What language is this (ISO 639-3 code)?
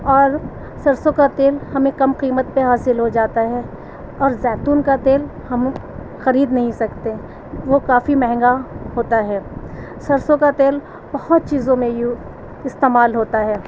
urd